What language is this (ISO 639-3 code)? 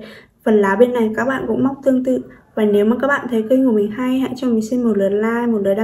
vie